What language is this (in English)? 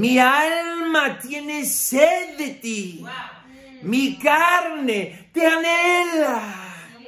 Spanish